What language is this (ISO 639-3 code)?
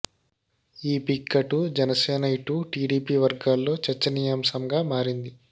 tel